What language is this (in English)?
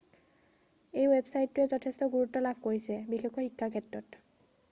Assamese